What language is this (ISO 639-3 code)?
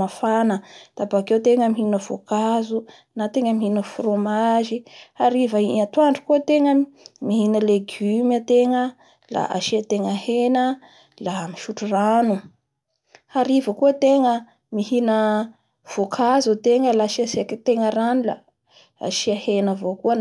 bhr